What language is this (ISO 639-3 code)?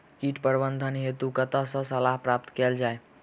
mai